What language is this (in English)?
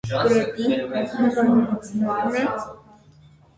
Armenian